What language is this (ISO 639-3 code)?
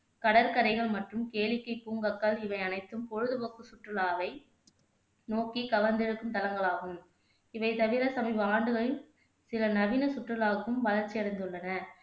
tam